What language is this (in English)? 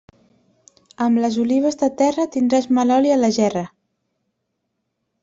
Catalan